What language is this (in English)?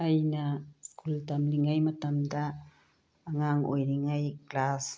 Manipuri